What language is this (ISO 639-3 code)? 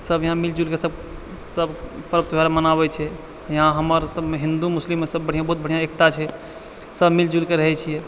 mai